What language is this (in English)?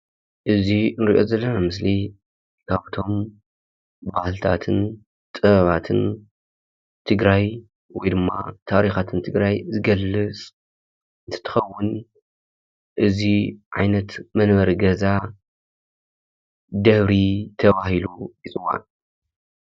Tigrinya